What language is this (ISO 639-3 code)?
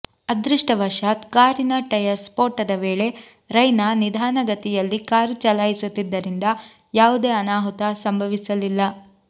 kan